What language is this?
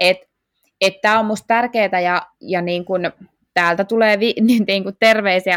Finnish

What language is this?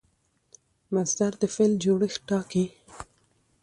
Pashto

